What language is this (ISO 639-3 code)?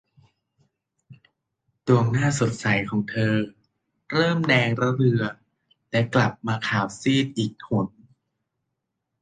tha